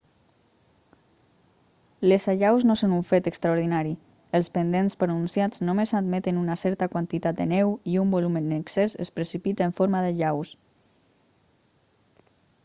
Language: Catalan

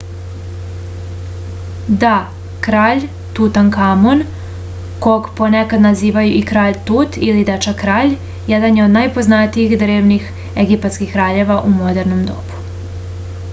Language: Serbian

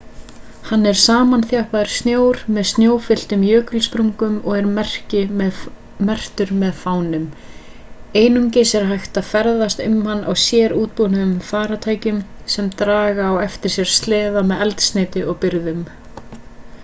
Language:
Icelandic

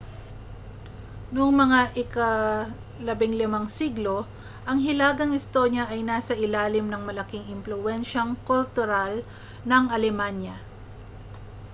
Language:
Filipino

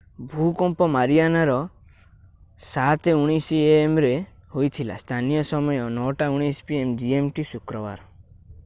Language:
Odia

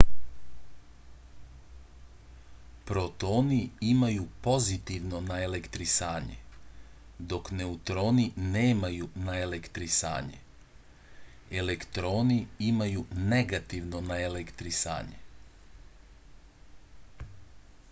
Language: Serbian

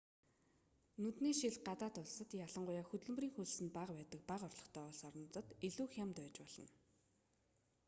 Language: Mongolian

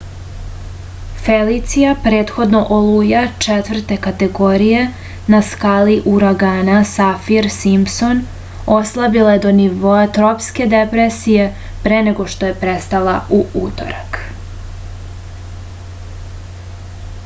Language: Serbian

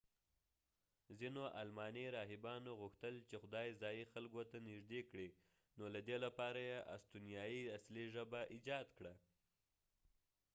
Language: Pashto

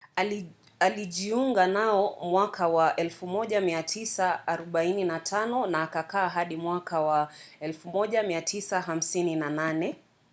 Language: Swahili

